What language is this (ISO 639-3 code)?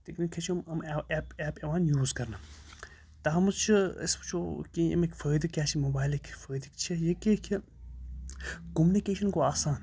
kas